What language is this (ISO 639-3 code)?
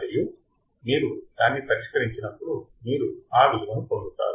tel